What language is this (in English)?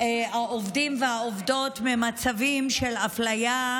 Hebrew